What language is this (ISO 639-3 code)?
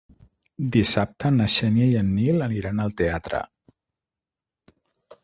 cat